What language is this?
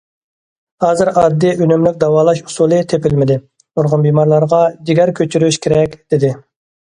Uyghur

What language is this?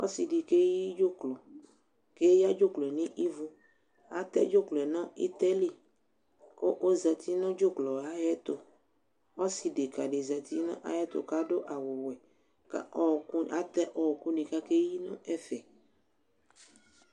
Ikposo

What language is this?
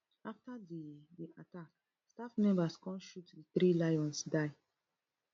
Nigerian Pidgin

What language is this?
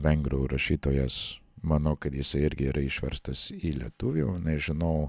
Lithuanian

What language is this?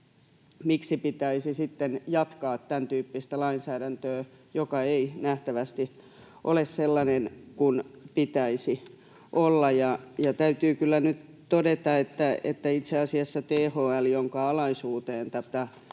Finnish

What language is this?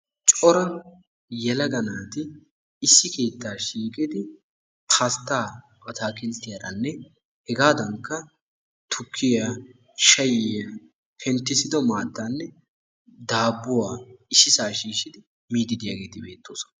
Wolaytta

